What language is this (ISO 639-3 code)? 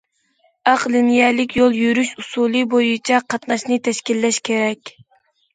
uig